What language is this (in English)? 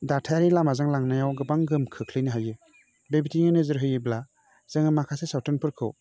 Bodo